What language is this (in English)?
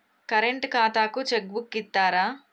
Telugu